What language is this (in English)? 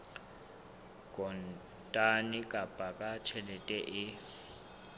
Southern Sotho